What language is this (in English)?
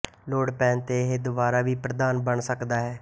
Punjabi